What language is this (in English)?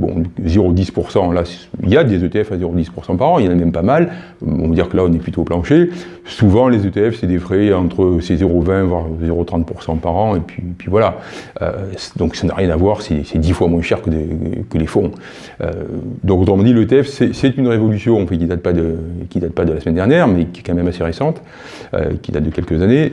French